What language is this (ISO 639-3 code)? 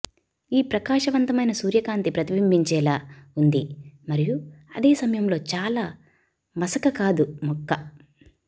tel